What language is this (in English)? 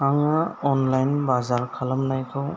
Bodo